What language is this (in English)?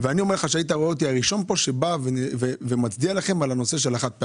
Hebrew